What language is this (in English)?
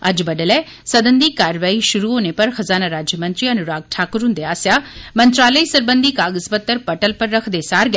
Dogri